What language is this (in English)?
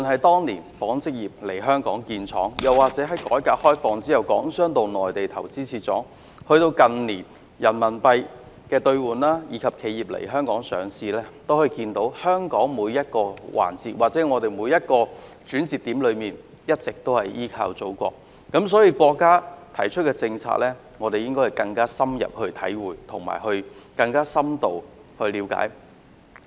Cantonese